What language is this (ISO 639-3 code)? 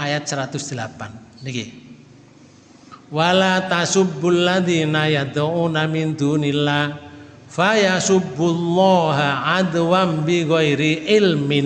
ind